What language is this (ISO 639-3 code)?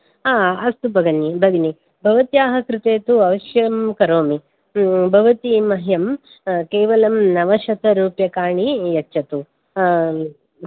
san